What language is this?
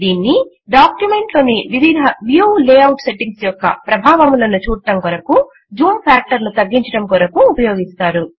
Telugu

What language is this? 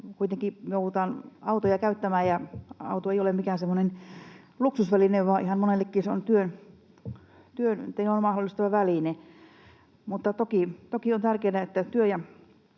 Finnish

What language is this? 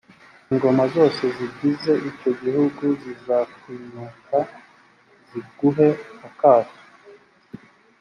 Kinyarwanda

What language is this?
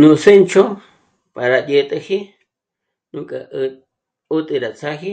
Michoacán Mazahua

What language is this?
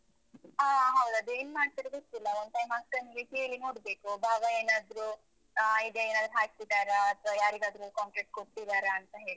Kannada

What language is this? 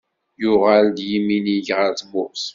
Kabyle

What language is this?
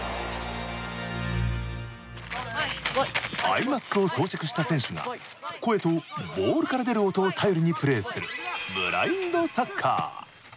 Japanese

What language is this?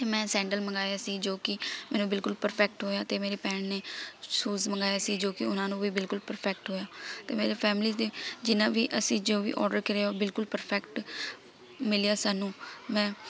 Punjabi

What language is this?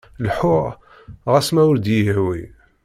Kabyle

